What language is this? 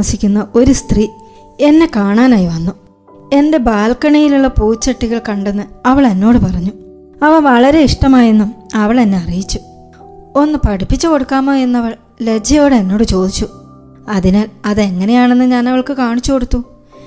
Malayalam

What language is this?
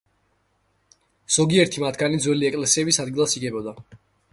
Georgian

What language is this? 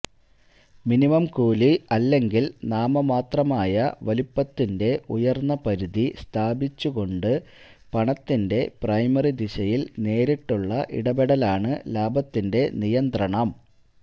Malayalam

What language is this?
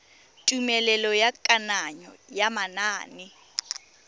Tswana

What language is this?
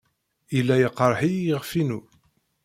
Kabyle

